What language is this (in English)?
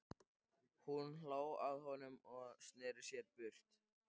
Icelandic